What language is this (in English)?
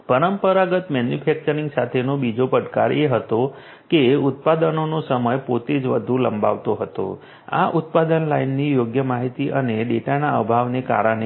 Gujarati